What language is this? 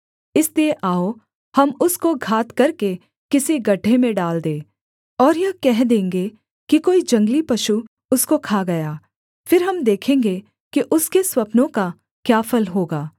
Hindi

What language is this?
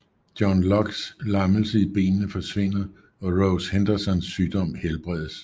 Danish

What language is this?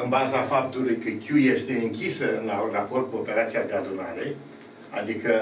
Romanian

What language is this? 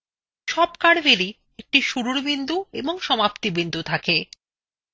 Bangla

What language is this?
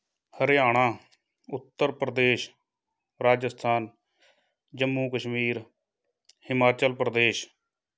Punjabi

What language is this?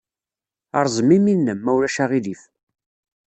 Kabyle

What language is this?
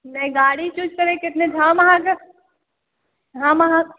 Maithili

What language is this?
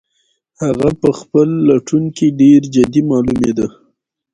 Pashto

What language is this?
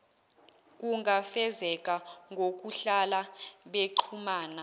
Zulu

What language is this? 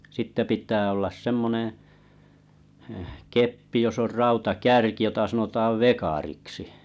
Finnish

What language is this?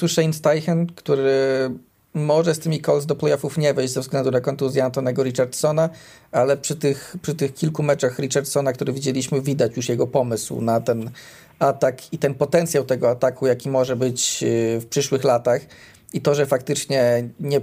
Polish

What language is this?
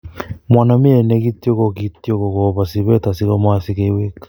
Kalenjin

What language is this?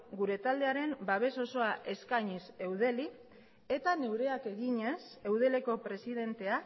Basque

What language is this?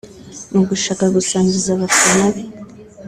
Kinyarwanda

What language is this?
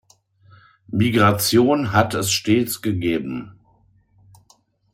German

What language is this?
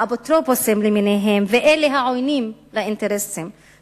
Hebrew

